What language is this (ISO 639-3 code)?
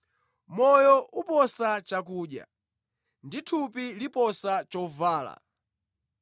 nya